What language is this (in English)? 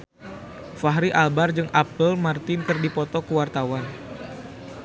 Sundanese